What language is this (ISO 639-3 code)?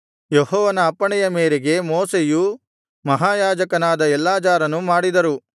kan